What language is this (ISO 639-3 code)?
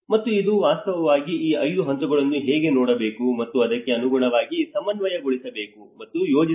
kan